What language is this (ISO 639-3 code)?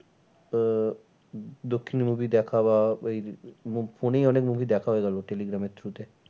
ben